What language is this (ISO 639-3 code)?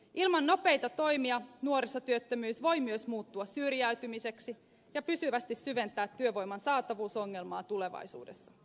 fin